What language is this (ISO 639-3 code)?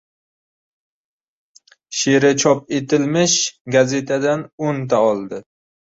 uzb